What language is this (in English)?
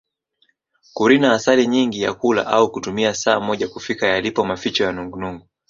Swahili